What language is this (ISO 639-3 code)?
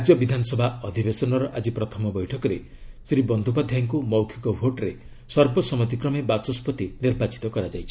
ori